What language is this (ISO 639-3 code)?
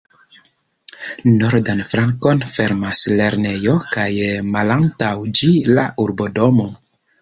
epo